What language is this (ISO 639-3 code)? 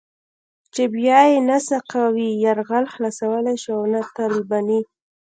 pus